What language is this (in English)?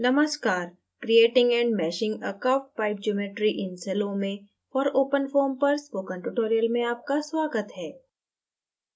Hindi